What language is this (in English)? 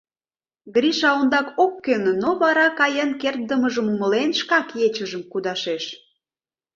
Mari